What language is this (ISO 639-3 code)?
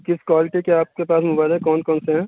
urd